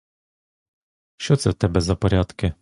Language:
Ukrainian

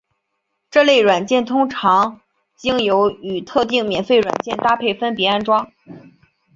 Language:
Chinese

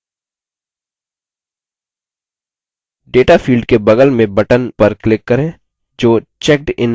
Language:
Hindi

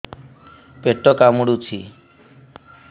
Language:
Odia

